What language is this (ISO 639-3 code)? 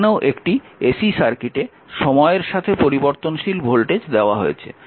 ben